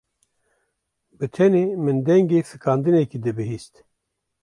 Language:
Kurdish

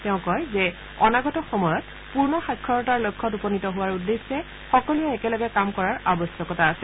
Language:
Assamese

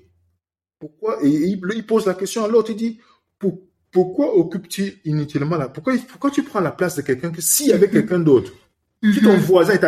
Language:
French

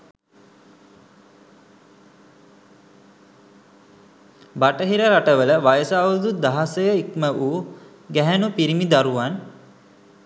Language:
Sinhala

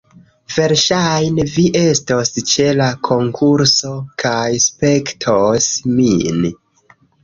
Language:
Esperanto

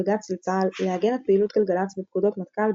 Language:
Hebrew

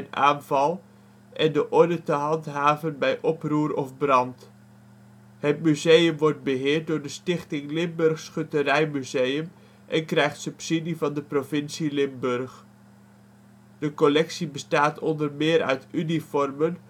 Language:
Dutch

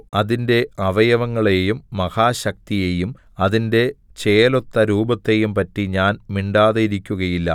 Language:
Malayalam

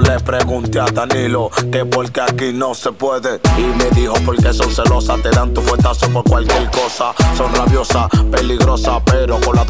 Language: Spanish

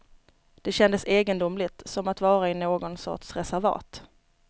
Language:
Swedish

